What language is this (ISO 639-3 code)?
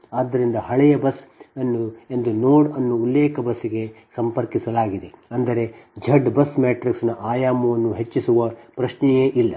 kan